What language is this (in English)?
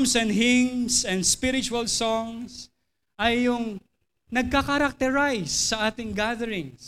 Filipino